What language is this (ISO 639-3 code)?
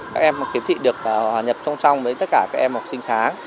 vie